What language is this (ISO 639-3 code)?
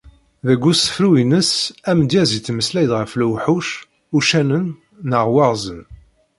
kab